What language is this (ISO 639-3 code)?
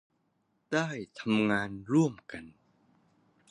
tha